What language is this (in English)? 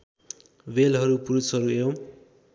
Nepali